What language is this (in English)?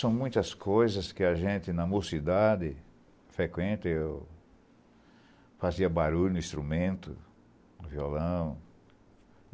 Portuguese